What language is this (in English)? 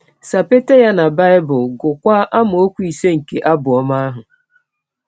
Igbo